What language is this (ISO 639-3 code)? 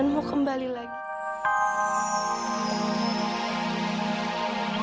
ind